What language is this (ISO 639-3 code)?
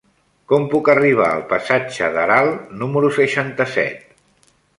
cat